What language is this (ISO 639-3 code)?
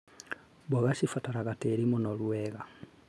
kik